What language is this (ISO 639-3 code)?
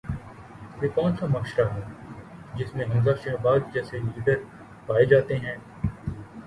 urd